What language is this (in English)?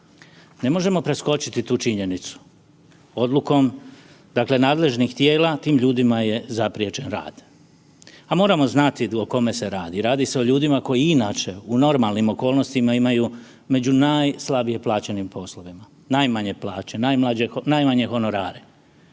Croatian